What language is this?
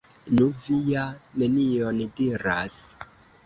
Esperanto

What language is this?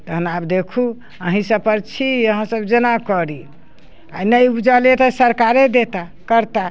Maithili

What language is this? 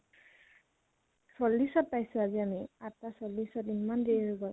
Assamese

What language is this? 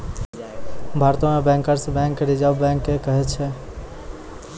Maithili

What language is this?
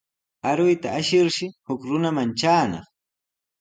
Sihuas Ancash Quechua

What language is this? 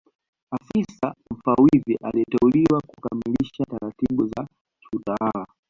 Swahili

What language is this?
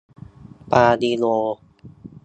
Thai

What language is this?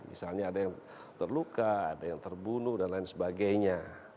Indonesian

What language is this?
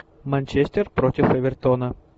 Russian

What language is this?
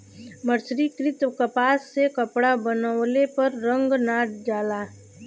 Bhojpuri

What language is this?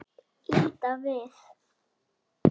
Icelandic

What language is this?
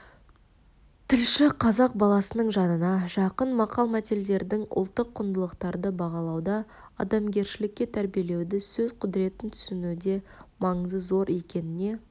Kazakh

